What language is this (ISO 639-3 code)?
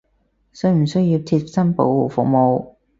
yue